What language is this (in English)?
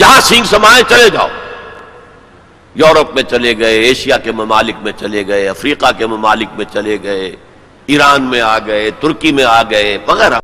Urdu